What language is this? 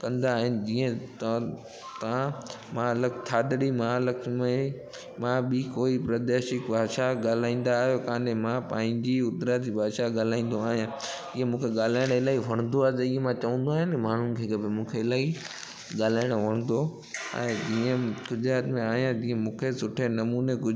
Sindhi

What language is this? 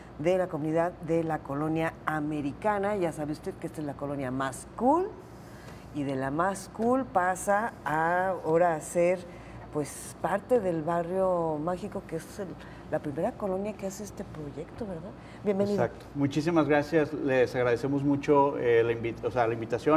Spanish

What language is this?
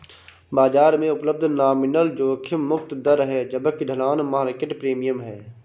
Hindi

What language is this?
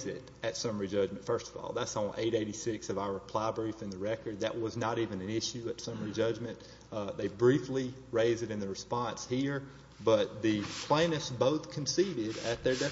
English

